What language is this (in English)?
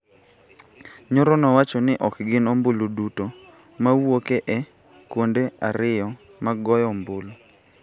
Luo (Kenya and Tanzania)